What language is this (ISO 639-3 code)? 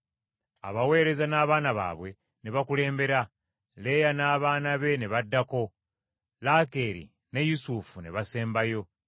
lug